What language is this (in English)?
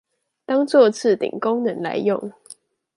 Chinese